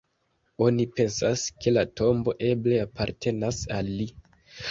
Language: Esperanto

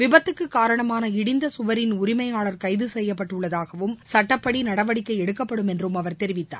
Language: Tamil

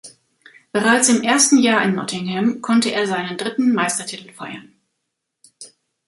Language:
German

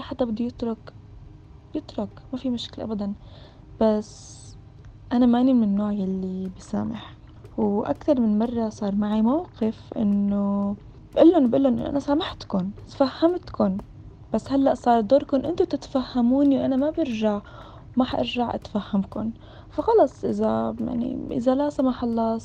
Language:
Arabic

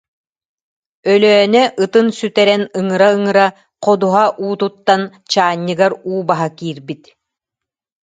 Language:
Yakut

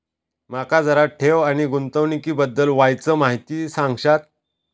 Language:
Marathi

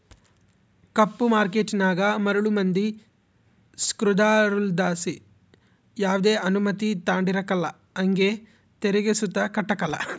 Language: Kannada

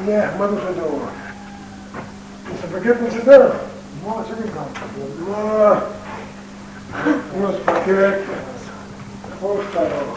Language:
Russian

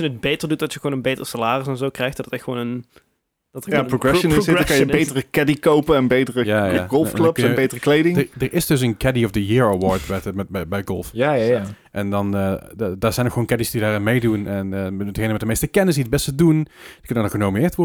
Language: Dutch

